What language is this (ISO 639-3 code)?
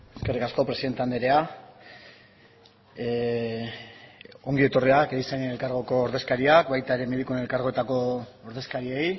eus